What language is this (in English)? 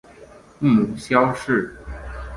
Chinese